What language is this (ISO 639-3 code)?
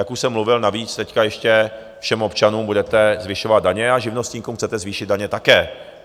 ces